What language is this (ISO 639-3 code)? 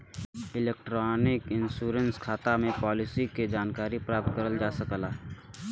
bho